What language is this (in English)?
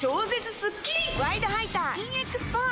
Japanese